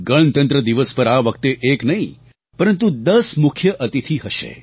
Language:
Gujarati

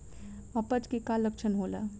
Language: Bhojpuri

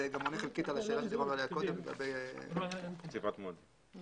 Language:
Hebrew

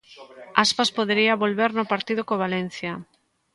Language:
Galician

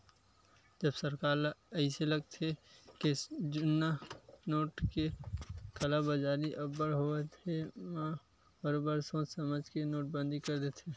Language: Chhattisgarhi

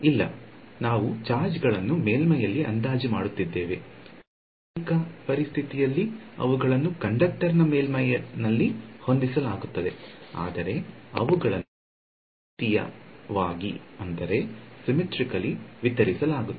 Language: Kannada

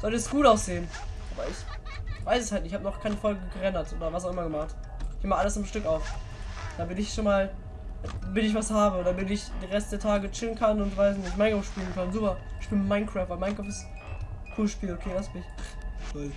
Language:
German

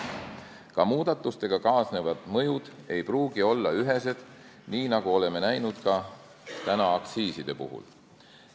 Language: Estonian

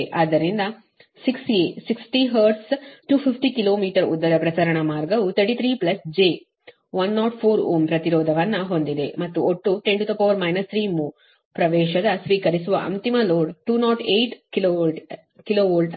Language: Kannada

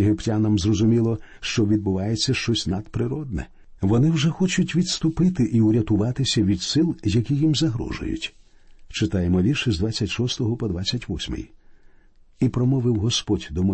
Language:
Ukrainian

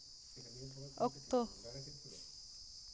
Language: Santali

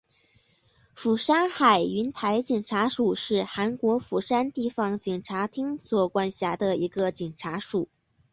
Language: Chinese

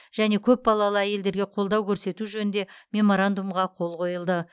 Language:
Kazakh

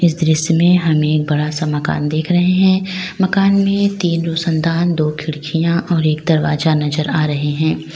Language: Hindi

